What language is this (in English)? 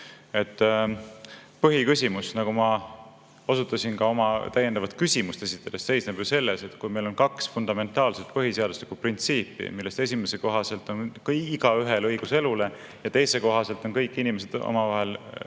Estonian